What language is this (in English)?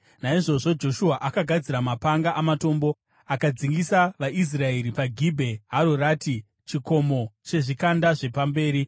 Shona